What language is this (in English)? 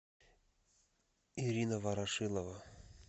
Russian